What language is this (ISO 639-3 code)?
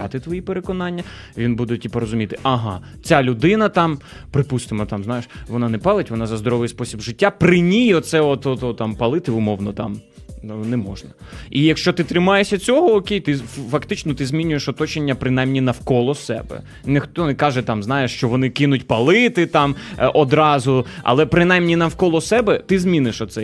ukr